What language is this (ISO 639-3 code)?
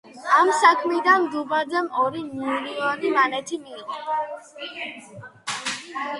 kat